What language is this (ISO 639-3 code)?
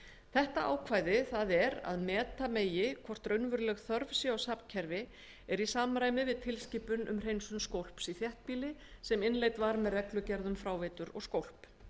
isl